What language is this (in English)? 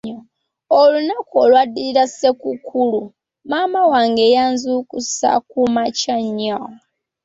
Ganda